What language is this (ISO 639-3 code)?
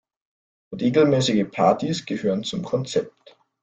deu